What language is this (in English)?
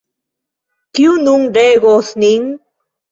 Esperanto